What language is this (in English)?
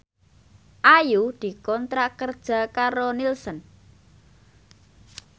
Javanese